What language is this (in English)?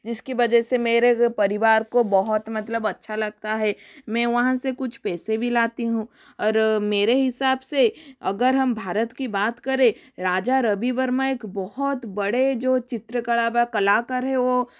Hindi